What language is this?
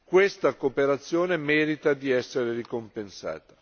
Italian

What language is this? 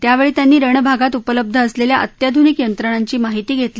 Marathi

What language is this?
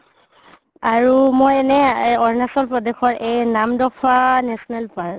Assamese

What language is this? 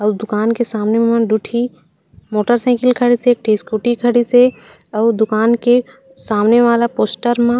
Chhattisgarhi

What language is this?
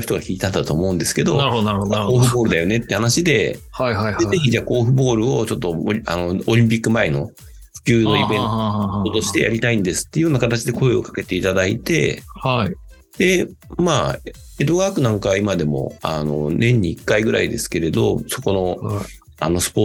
Japanese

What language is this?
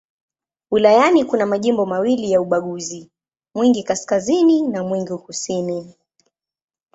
Swahili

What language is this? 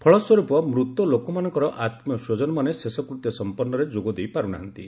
Odia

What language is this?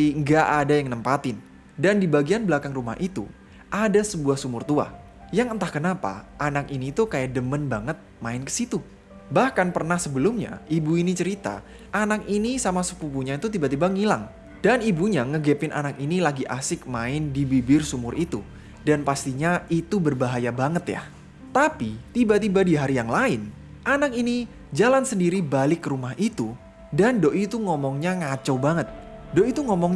Indonesian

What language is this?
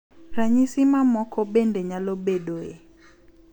Luo (Kenya and Tanzania)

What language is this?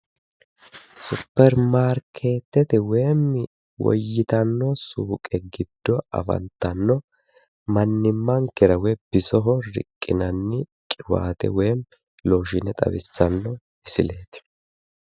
Sidamo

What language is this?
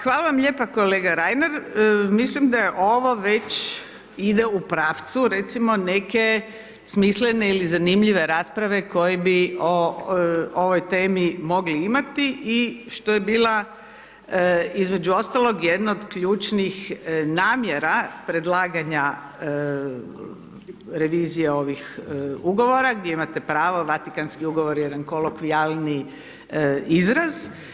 Croatian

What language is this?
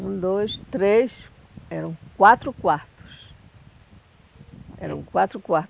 Portuguese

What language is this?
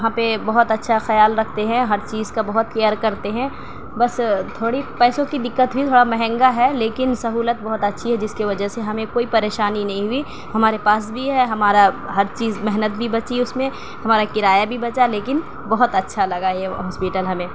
Urdu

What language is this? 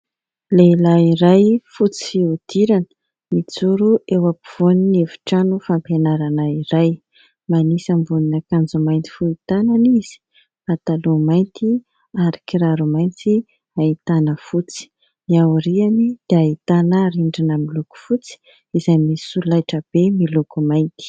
Malagasy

